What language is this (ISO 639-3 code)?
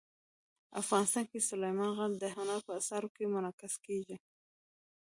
pus